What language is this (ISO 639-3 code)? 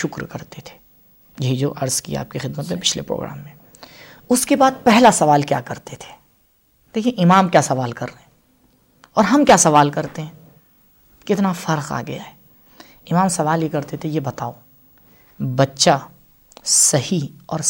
urd